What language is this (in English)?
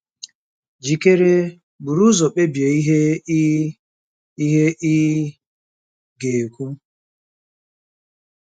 Igbo